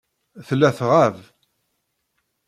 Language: Kabyle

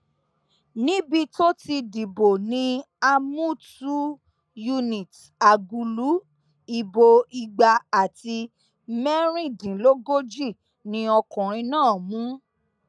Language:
Yoruba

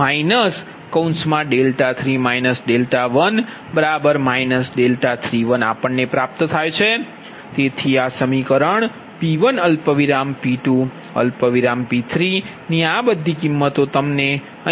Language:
Gujarati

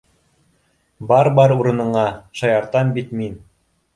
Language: Bashkir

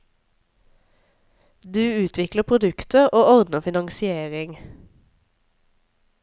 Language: Norwegian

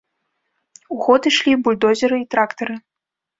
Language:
Belarusian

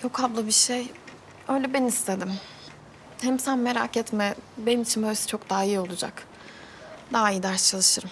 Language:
Turkish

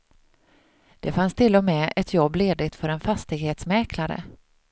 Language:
Swedish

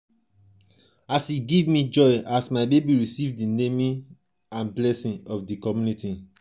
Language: Nigerian Pidgin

